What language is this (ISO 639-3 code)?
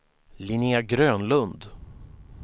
swe